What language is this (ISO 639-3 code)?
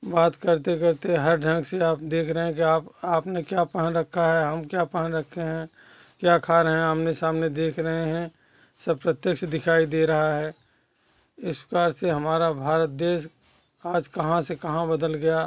hin